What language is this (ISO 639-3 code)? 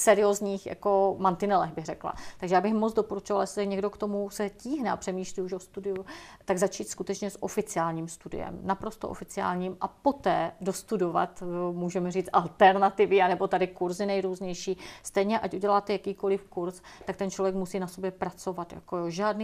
ces